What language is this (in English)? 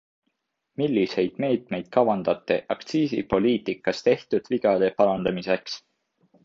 Estonian